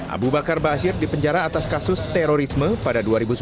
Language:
Indonesian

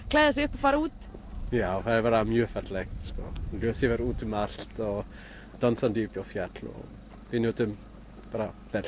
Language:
Icelandic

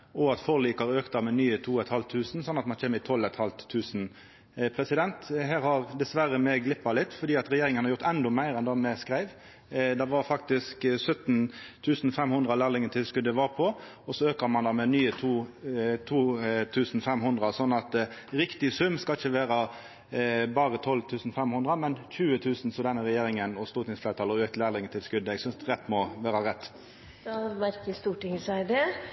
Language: Norwegian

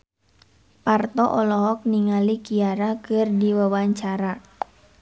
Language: Sundanese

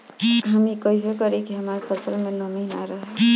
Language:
Bhojpuri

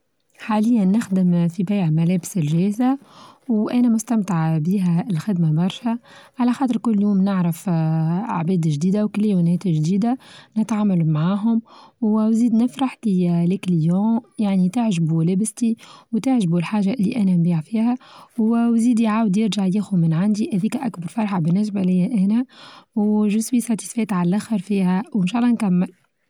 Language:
Tunisian Arabic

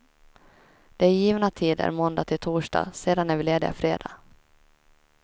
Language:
Swedish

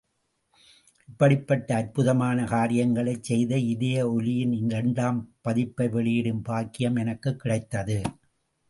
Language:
Tamil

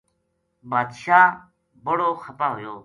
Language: Gujari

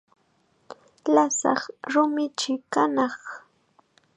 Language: Chiquián Ancash Quechua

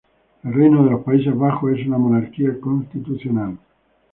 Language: Spanish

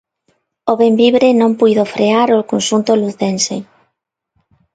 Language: Galician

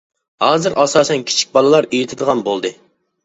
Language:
Uyghur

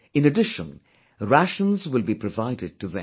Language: English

